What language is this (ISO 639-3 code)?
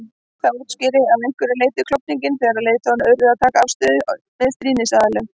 isl